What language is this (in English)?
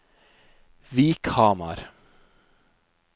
Norwegian